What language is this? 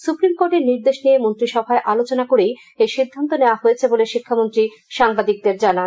Bangla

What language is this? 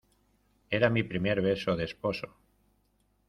Spanish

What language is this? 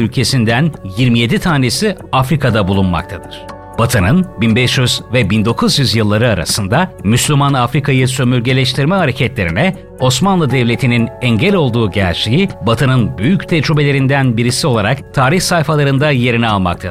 Turkish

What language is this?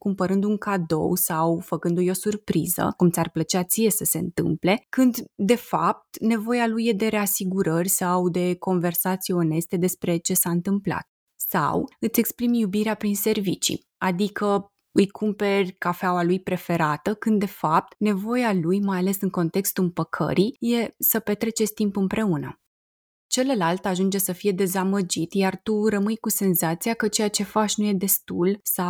Romanian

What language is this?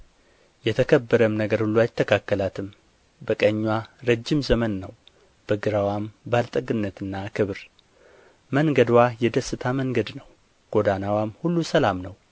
Amharic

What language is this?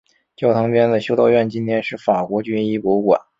Chinese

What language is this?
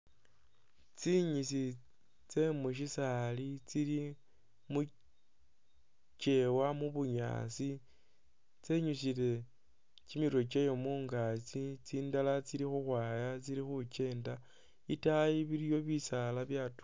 Masaaba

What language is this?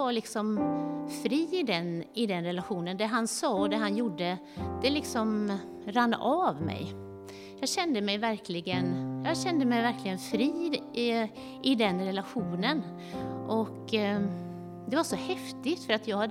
Swedish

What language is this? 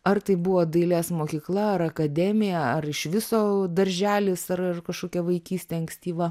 Lithuanian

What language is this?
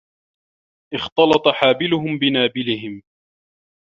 Arabic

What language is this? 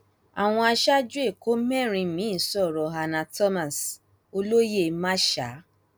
Yoruba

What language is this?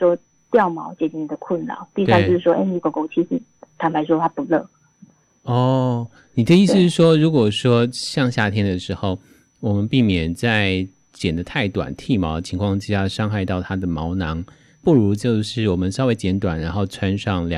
Chinese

